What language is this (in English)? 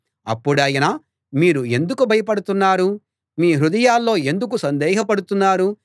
Telugu